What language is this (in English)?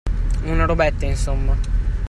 Italian